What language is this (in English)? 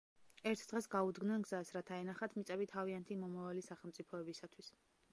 Georgian